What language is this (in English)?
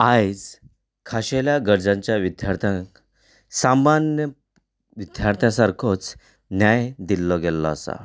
Konkani